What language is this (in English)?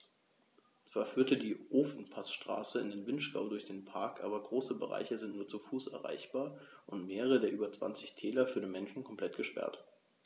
German